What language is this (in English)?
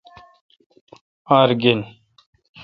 Kalkoti